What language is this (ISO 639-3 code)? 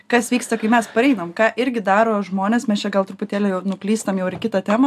lit